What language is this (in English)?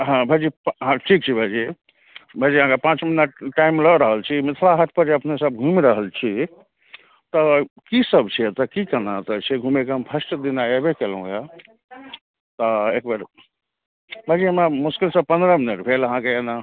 Maithili